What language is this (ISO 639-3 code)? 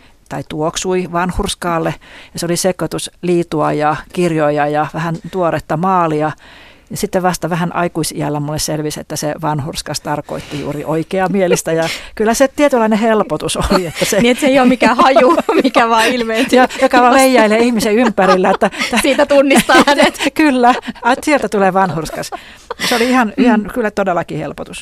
fin